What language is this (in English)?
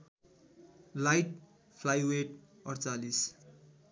Nepali